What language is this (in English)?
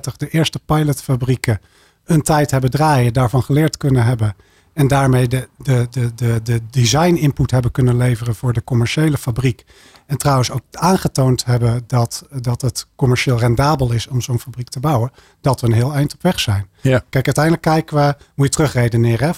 Dutch